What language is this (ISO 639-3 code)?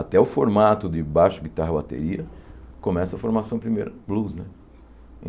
por